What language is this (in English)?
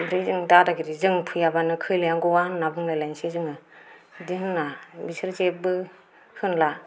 Bodo